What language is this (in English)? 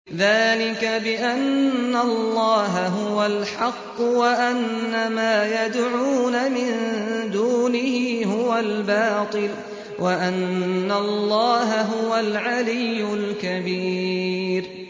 Arabic